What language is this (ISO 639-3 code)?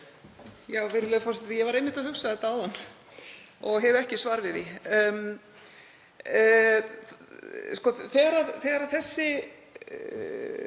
isl